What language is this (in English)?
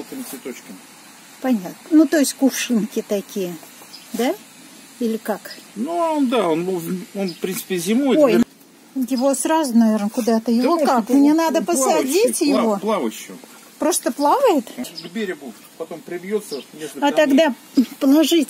Russian